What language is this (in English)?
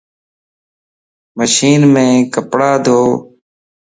Lasi